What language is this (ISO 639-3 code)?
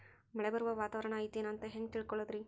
kan